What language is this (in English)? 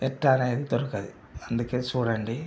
Telugu